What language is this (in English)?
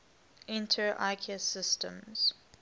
English